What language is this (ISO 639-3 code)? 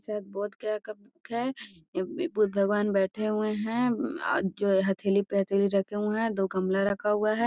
mag